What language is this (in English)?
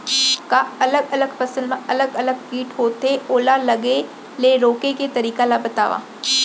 Chhattisgarhi